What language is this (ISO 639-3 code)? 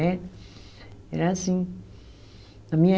por